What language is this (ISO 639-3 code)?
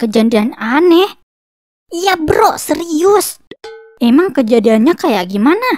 ind